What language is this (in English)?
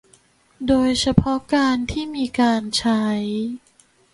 Thai